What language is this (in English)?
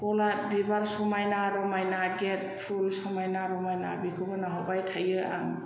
Bodo